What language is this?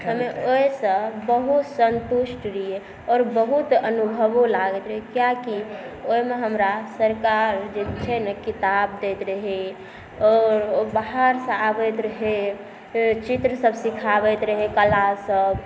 Maithili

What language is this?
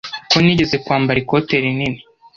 Kinyarwanda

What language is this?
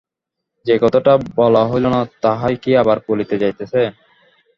Bangla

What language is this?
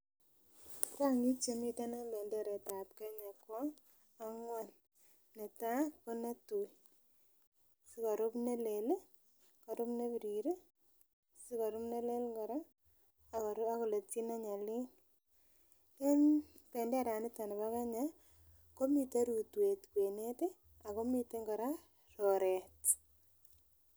Kalenjin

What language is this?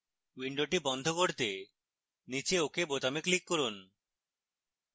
Bangla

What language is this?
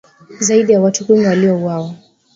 Swahili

